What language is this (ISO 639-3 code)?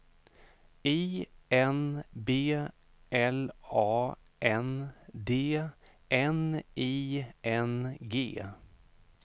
swe